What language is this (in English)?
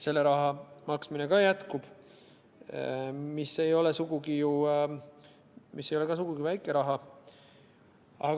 Estonian